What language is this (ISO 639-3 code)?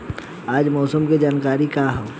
bho